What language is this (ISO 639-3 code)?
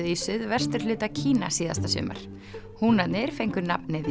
isl